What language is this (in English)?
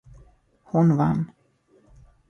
Swedish